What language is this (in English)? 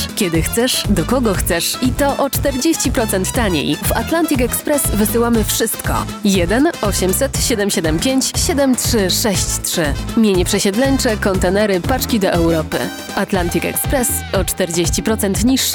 Polish